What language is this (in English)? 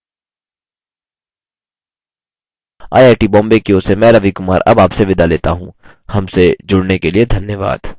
Hindi